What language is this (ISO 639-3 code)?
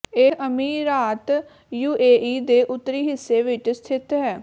pan